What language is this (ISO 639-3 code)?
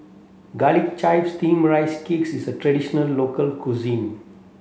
eng